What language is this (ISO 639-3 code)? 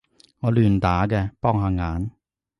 yue